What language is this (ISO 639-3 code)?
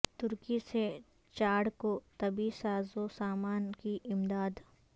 urd